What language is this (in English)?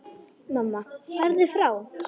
Icelandic